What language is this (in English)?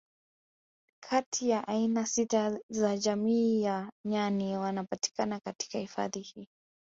Swahili